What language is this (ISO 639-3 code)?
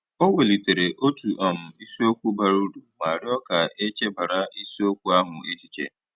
ibo